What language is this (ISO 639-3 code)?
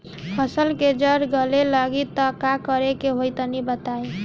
bho